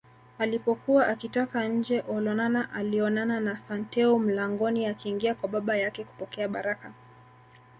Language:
Swahili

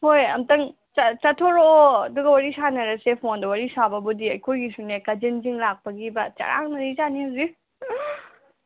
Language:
Manipuri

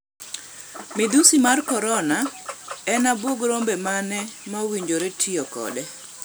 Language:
Luo (Kenya and Tanzania)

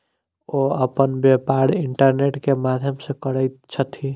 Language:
Maithili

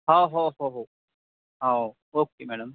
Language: Marathi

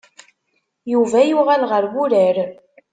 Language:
Kabyle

